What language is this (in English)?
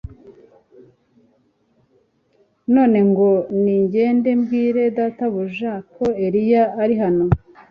Kinyarwanda